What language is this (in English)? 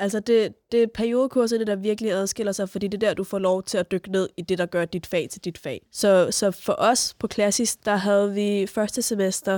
Danish